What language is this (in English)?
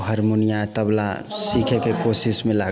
Maithili